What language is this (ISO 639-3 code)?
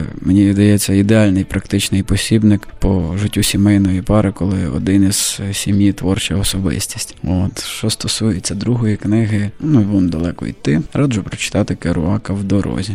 ukr